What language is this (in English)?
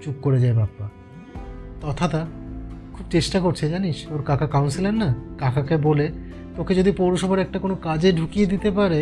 Bangla